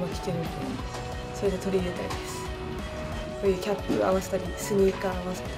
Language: Japanese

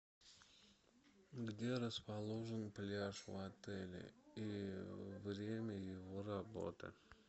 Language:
Russian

